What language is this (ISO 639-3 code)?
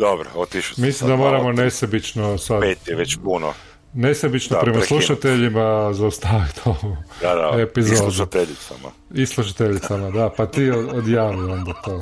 hrv